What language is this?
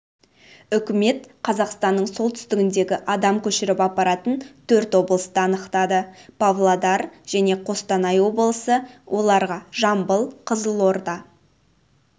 Kazakh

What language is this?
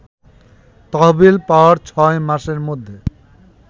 Bangla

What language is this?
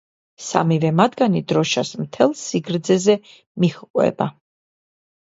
Georgian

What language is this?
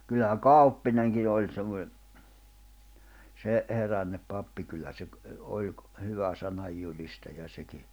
Finnish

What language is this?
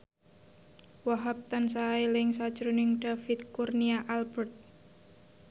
Javanese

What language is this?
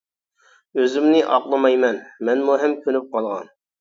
Uyghur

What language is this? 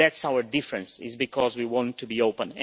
English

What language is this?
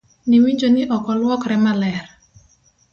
Luo (Kenya and Tanzania)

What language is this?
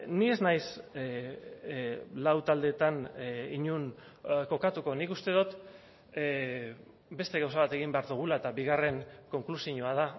Basque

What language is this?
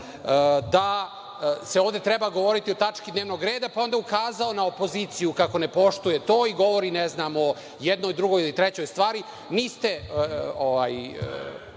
Serbian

